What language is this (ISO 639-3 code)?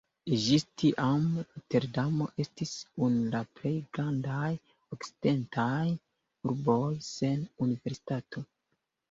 epo